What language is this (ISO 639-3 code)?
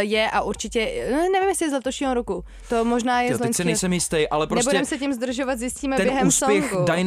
ces